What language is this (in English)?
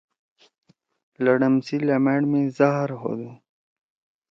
Torwali